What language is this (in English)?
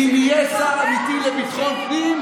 Hebrew